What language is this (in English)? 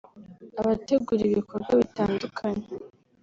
Kinyarwanda